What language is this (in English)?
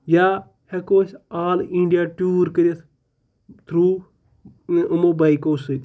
Kashmiri